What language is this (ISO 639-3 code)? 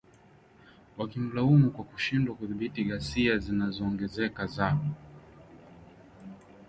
swa